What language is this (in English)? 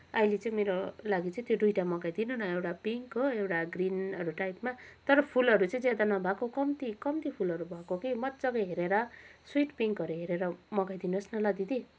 Nepali